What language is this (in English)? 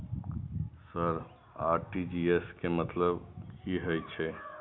Maithili